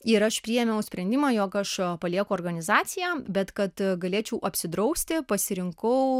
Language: Lithuanian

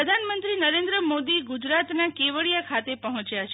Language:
Gujarati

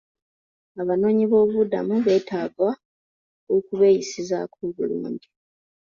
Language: Ganda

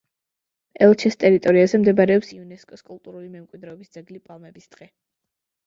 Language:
Georgian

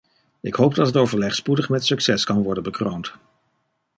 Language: Dutch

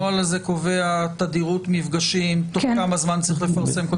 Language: Hebrew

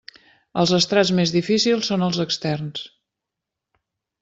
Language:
Catalan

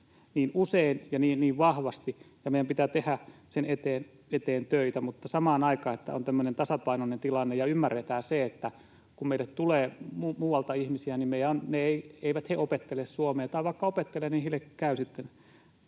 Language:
Finnish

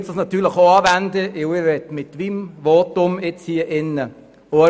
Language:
Swiss German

